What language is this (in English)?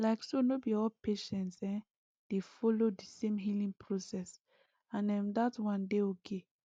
Nigerian Pidgin